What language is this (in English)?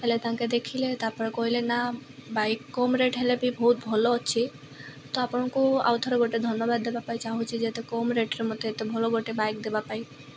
Odia